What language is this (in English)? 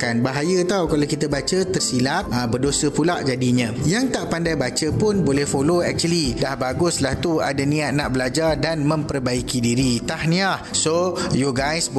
Malay